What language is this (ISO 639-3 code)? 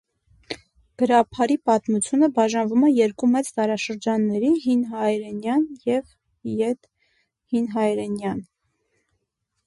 hye